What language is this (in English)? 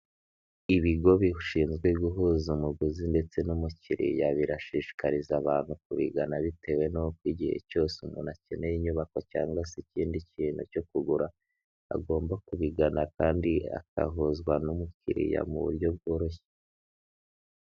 Kinyarwanda